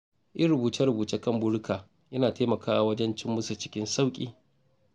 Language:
Hausa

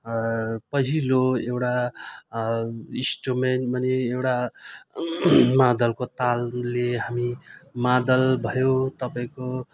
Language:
Nepali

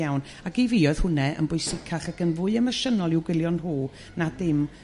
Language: Welsh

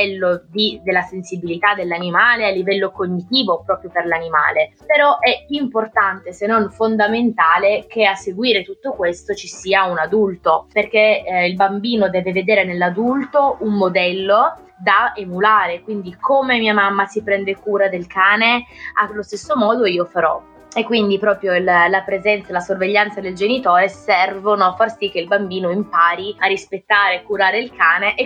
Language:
Italian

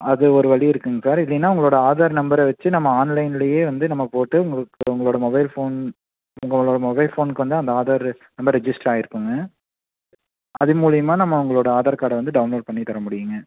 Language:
Tamil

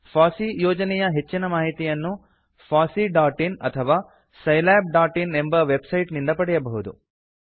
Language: Kannada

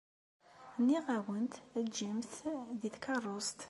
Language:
Kabyle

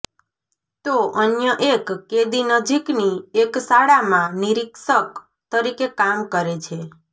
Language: Gujarati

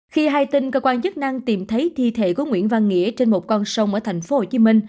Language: Vietnamese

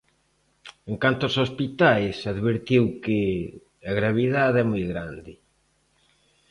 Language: Galician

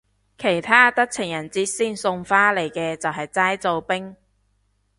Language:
Cantonese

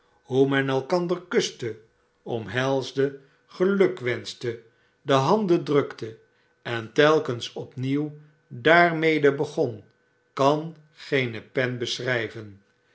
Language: Dutch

